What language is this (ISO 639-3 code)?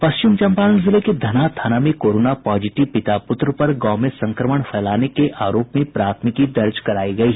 hin